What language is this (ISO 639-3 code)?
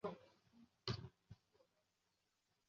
zho